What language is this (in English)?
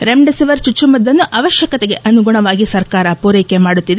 Kannada